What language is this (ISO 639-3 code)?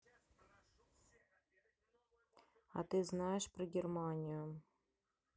rus